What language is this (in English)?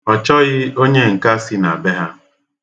Igbo